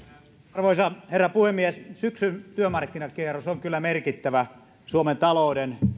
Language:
Finnish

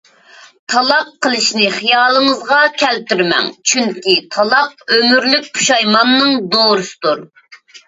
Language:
Uyghur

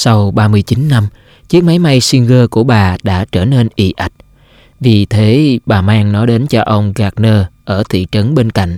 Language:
Vietnamese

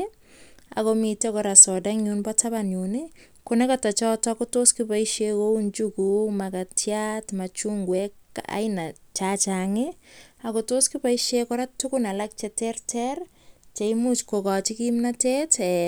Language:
Kalenjin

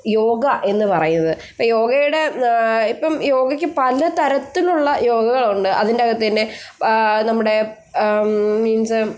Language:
Malayalam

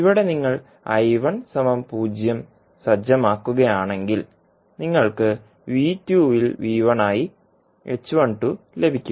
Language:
Malayalam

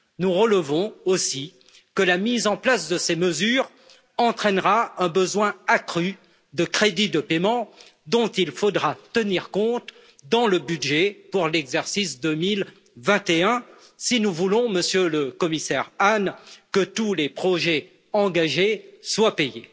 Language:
French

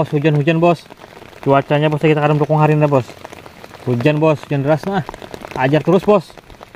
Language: Indonesian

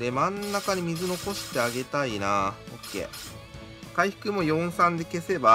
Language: Japanese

